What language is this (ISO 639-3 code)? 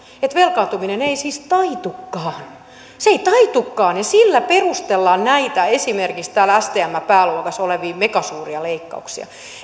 fin